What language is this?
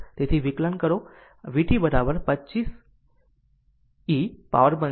Gujarati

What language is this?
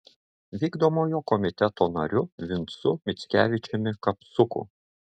Lithuanian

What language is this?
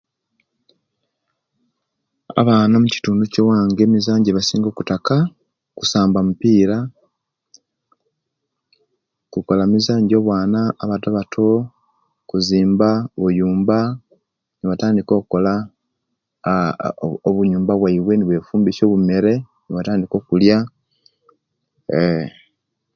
Kenyi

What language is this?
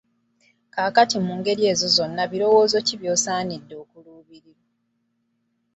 Ganda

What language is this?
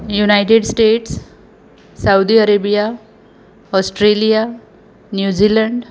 Konkani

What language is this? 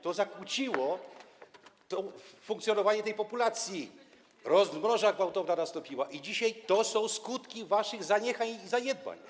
Polish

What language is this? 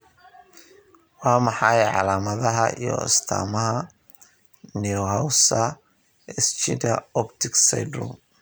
Somali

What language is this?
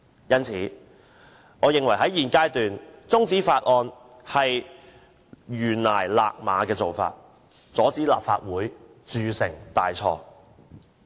Cantonese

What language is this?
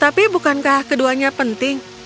Indonesian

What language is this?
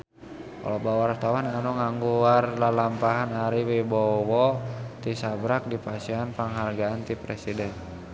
Sundanese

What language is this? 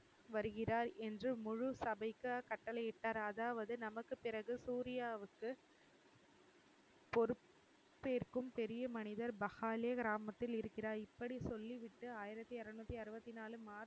Tamil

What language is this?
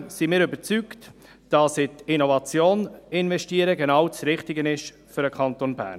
Swiss German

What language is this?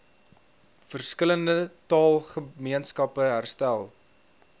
Afrikaans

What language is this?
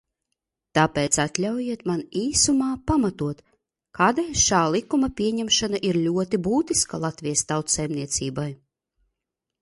Latvian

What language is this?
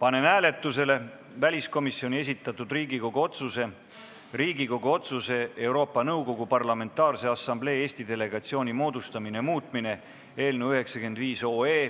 Estonian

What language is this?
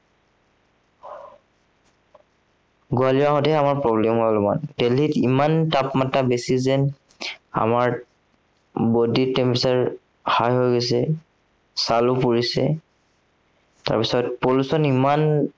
Assamese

